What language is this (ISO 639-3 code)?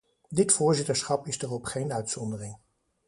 nld